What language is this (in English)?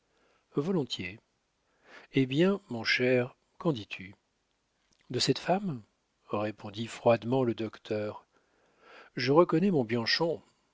French